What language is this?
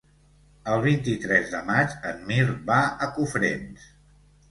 Catalan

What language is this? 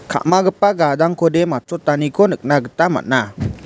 Garo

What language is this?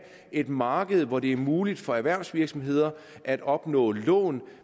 Danish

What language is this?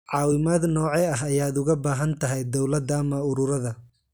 Somali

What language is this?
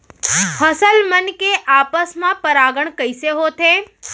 Chhattisgarhi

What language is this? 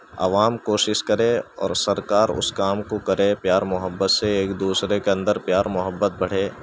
Urdu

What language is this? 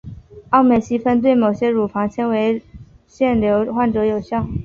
Chinese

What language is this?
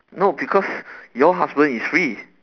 English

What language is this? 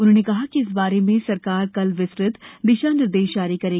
Hindi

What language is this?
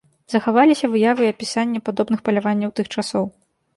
Belarusian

